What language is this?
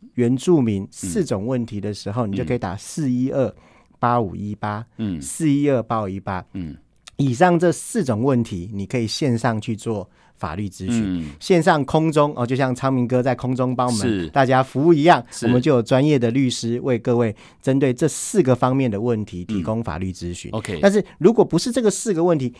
Chinese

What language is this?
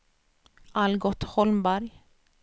Swedish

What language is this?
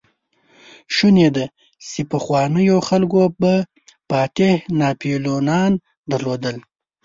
Pashto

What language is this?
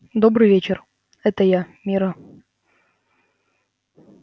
Russian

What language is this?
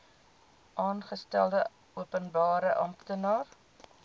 Afrikaans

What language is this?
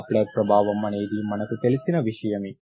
Telugu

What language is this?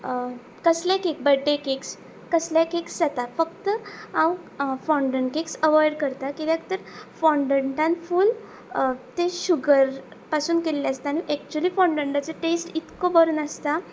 Konkani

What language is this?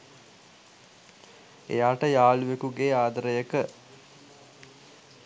Sinhala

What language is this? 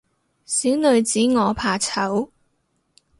Cantonese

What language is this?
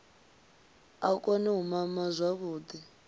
Venda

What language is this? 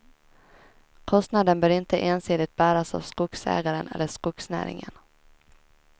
Swedish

